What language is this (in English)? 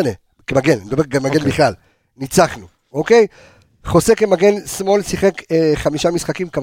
Hebrew